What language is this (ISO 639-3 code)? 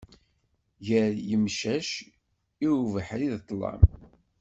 kab